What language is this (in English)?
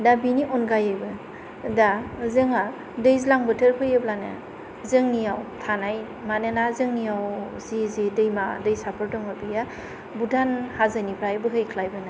Bodo